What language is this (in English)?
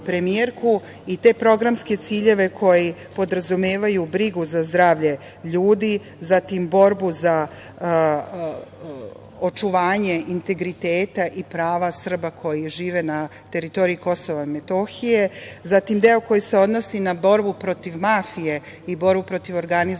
Serbian